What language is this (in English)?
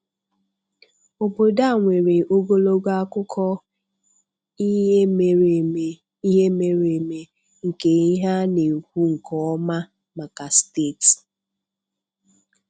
Igbo